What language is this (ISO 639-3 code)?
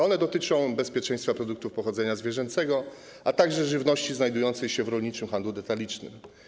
pol